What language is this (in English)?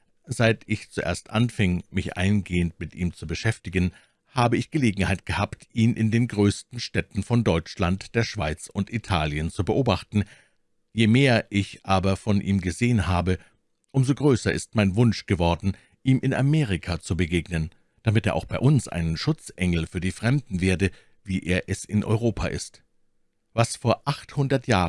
German